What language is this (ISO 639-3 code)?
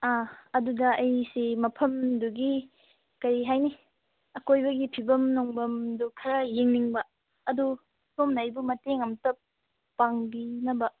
mni